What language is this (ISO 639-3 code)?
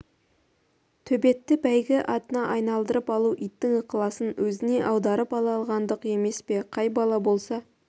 kaz